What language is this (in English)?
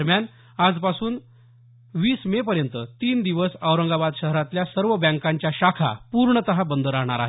Marathi